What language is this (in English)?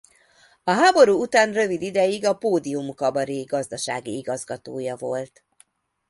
Hungarian